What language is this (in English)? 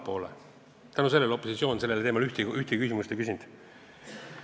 Estonian